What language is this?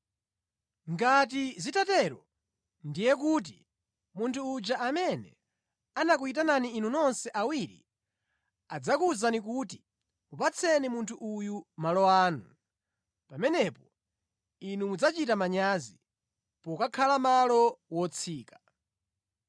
Nyanja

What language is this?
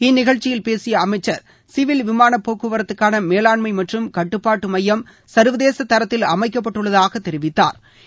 Tamil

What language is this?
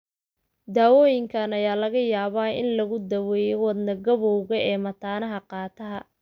Somali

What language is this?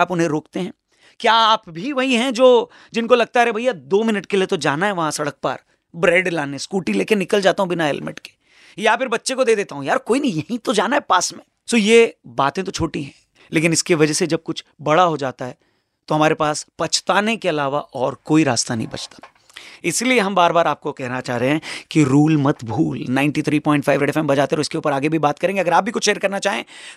Hindi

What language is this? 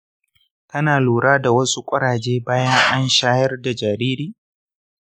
Hausa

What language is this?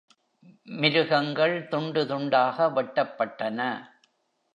Tamil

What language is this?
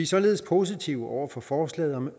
Danish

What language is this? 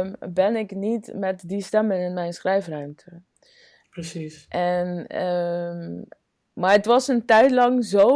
Dutch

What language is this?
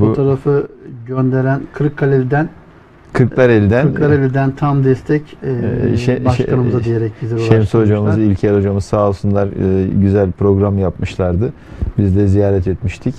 Turkish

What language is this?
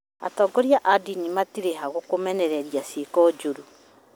Kikuyu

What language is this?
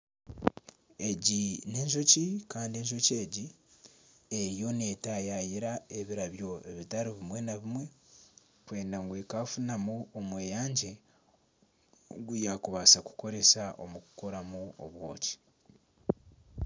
Nyankole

